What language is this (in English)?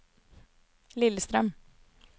Norwegian